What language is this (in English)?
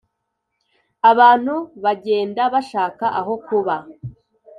Kinyarwanda